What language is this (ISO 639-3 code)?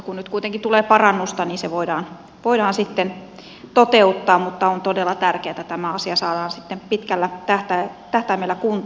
fin